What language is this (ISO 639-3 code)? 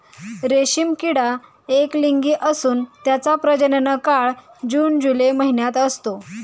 mar